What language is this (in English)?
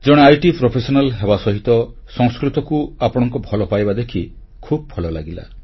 Odia